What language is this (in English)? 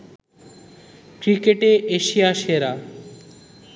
Bangla